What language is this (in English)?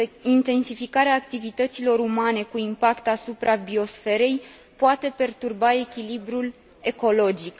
Romanian